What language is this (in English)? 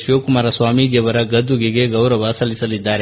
Kannada